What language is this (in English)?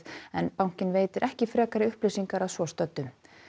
Icelandic